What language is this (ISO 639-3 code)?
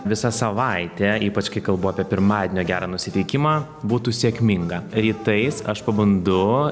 lit